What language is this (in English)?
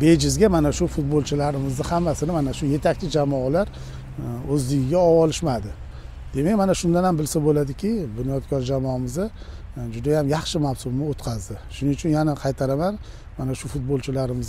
Turkish